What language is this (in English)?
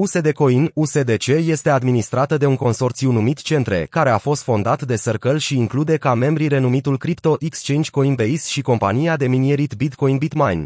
Romanian